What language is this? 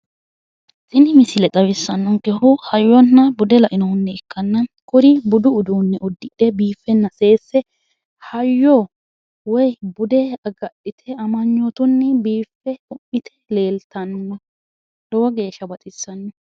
Sidamo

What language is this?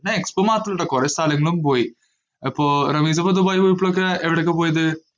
Malayalam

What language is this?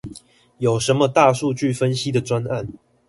Chinese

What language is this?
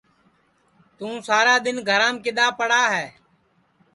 Sansi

